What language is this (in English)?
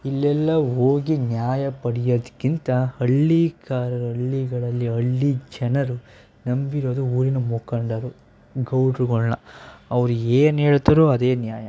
Kannada